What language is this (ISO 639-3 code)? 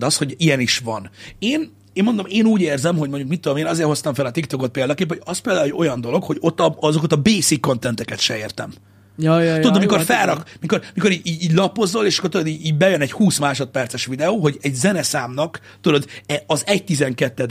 hun